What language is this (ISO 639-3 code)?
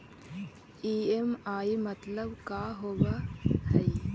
mag